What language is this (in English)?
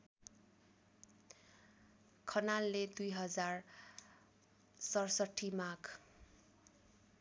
Nepali